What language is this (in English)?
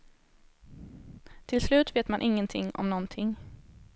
Swedish